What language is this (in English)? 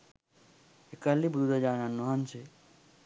Sinhala